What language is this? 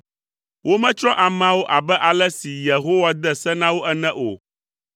Ewe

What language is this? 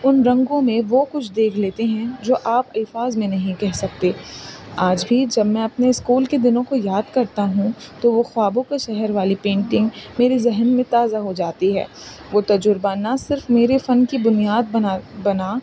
Urdu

